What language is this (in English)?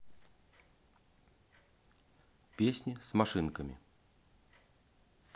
Russian